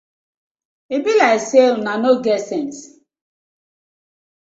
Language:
Nigerian Pidgin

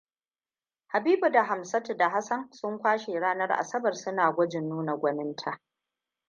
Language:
Hausa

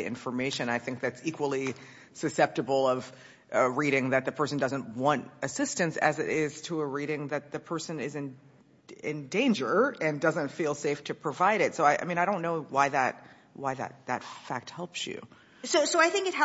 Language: English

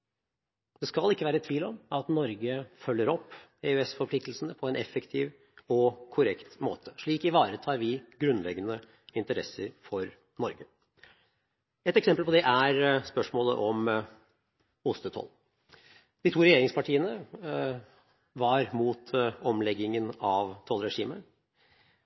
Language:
Norwegian Bokmål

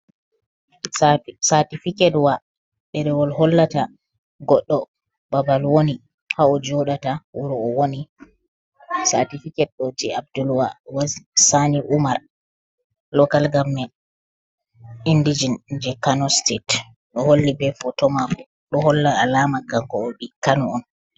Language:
Fula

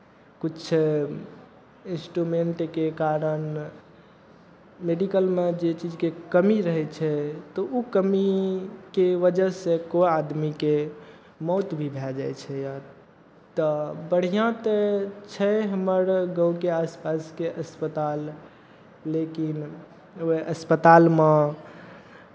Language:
Maithili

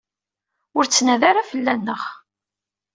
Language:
Kabyle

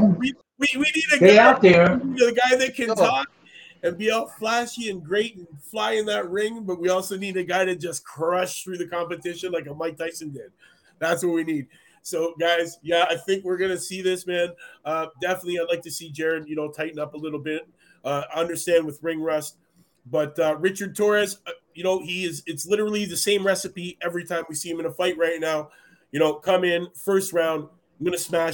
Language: English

